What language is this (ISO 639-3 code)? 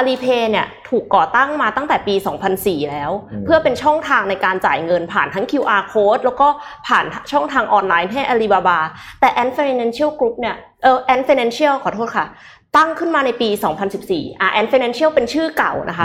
tha